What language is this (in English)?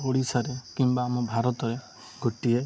Odia